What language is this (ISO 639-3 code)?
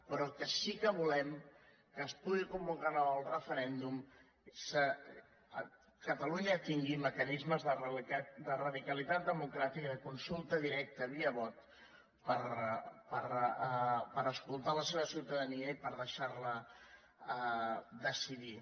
cat